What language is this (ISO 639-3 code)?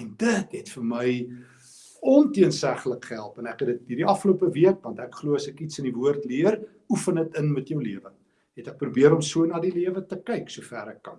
nld